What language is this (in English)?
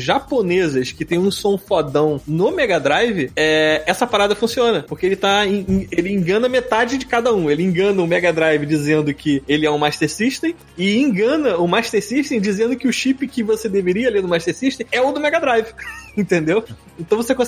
Portuguese